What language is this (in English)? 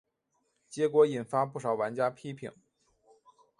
Chinese